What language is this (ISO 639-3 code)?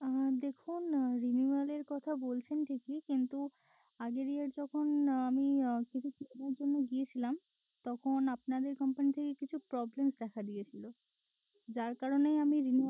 ben